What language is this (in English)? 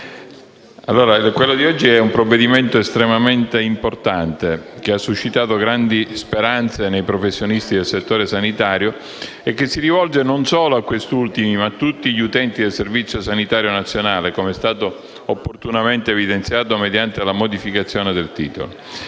Italian